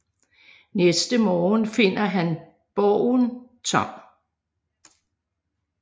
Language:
Danish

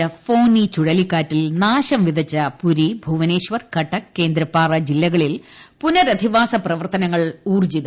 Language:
Malayalam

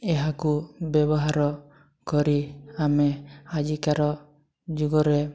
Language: Odia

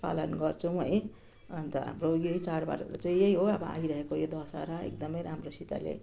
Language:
Nepali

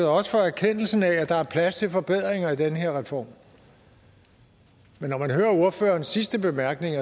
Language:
Danish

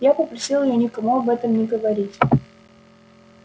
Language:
Russian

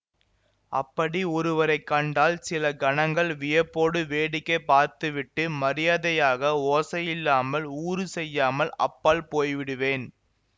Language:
Tamil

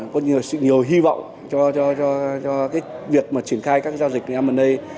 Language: Vietnamese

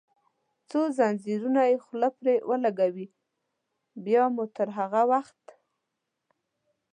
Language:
Pashto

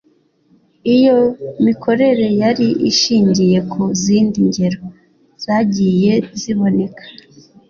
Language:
Kinyarwanda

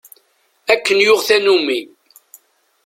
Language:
Kabyle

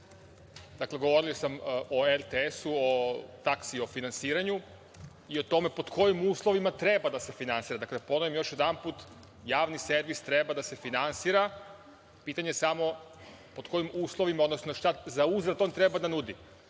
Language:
Serbian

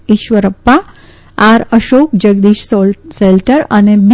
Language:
Gujarati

